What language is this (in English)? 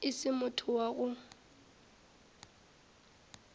Northern Sotho